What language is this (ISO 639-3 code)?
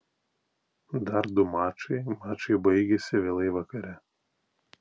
lit